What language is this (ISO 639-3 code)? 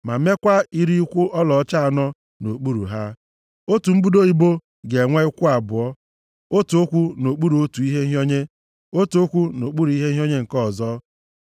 ibo